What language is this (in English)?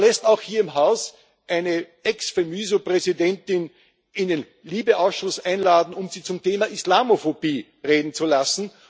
German